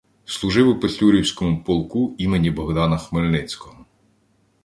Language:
Ukrainian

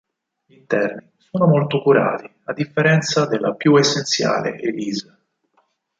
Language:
Italian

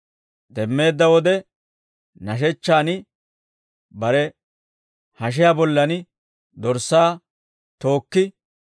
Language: Dawro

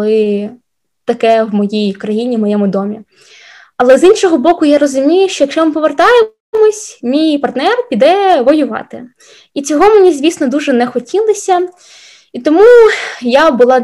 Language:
Ukrainian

